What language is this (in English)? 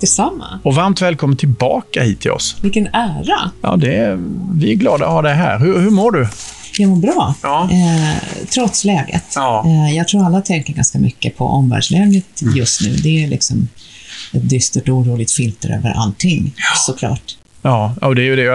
Swedish